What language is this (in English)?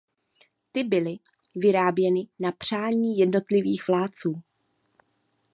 Czech